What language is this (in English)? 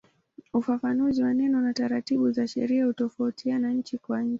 Swahili